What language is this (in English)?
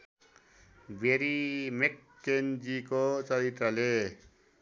Nepali